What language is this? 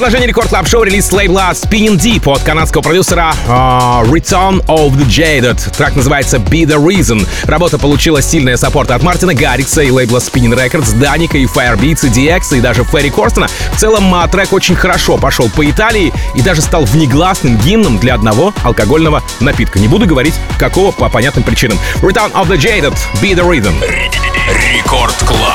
Russian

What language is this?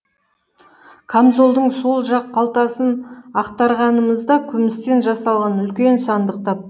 Kazakh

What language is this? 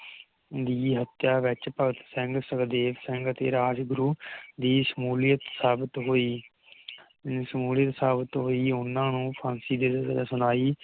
Punjabi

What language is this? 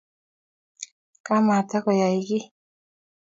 Kalenjin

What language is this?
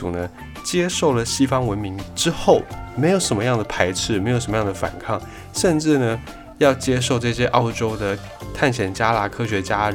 Chinese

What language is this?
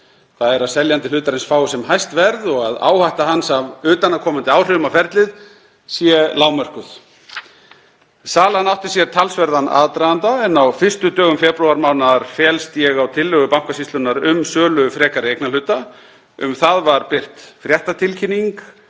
Icelandic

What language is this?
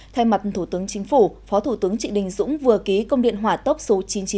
Vietnamese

